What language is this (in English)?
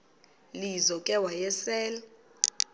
Xhosa